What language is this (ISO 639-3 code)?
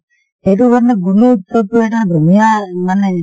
asm